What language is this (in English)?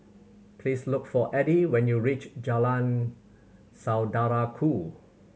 English